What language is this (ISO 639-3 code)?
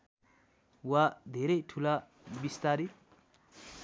nep